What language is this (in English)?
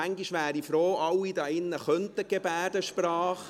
Swiss German